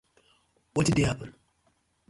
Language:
Nigerian Pidgin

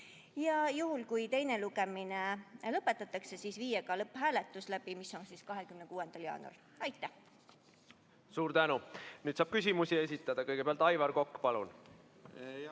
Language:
Estonian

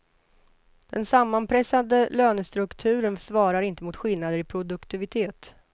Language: Swedish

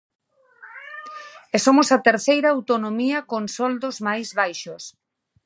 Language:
Galician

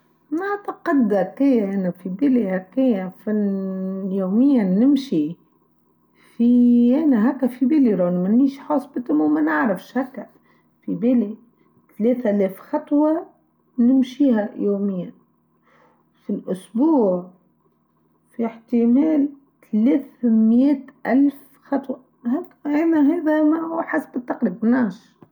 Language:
Tunisian Arabic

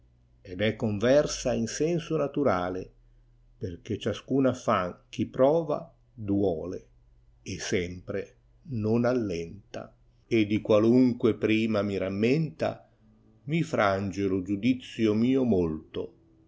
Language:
Italian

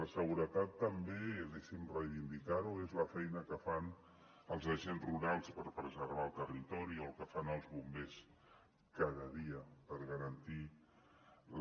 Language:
Catalan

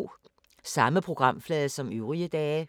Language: Danish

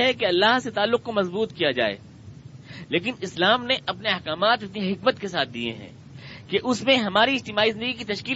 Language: Urdu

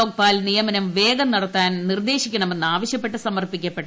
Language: Malayalam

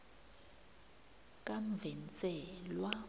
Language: South Ndebele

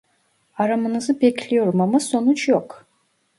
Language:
Turkish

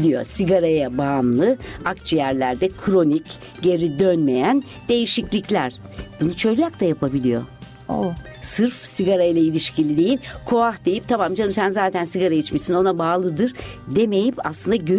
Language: Turkish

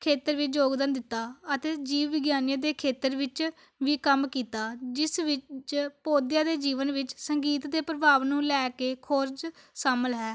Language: Punjabi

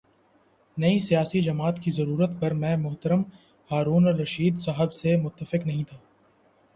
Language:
Urdu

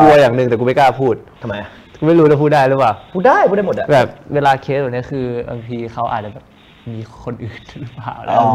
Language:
Thai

